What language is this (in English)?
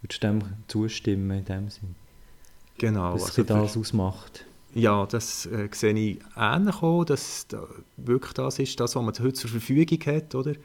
German